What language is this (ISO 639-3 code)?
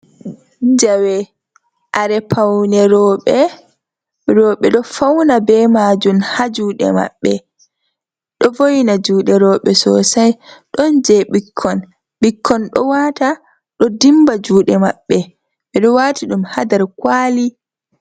ful